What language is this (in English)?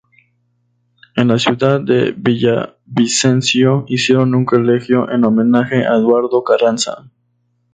Spanish